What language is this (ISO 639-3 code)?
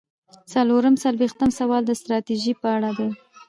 pus